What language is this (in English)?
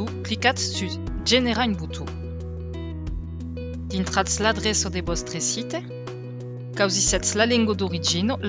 French